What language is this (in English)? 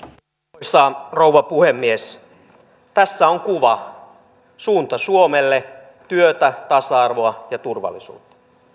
Finnish